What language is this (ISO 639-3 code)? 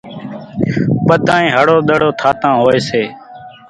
gjk